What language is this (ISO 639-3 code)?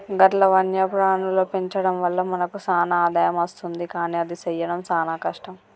tel